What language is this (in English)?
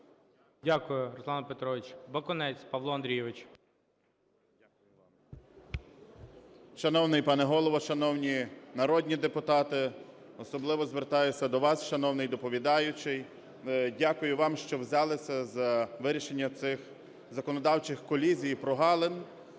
Ukrainian